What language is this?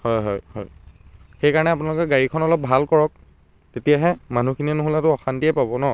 Assamese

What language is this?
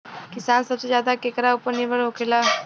Bhojpuri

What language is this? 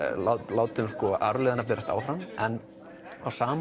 Icelandic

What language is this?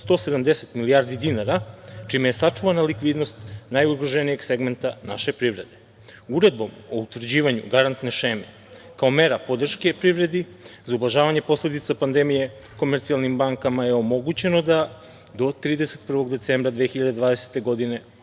Serbian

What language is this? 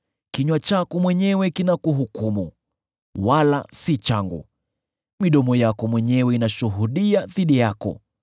Swahili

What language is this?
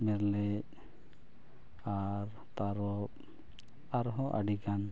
Santali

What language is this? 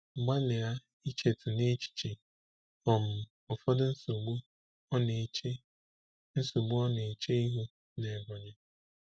Igbo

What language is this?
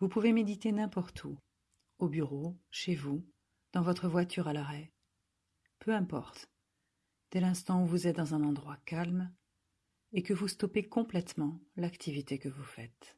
French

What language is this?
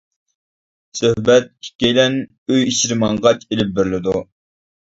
Uyghur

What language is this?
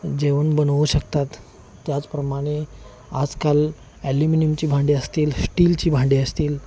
Marathi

